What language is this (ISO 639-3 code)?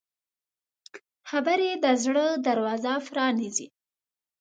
pus